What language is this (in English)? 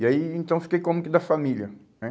Portuguese